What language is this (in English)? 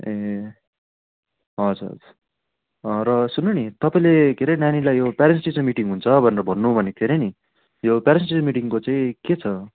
Nepali